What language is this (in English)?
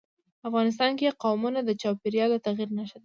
Pashto